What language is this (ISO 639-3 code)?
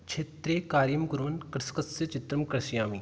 san